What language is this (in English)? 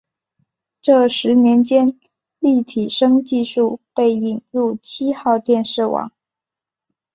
Chinese